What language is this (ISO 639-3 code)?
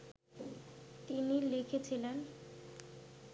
ben